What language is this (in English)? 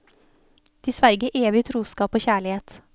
Norwegian